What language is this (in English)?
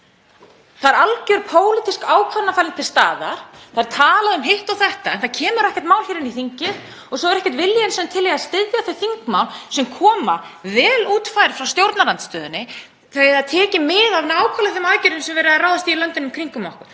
Icelandic